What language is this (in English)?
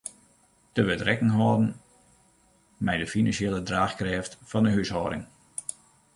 Western Frisian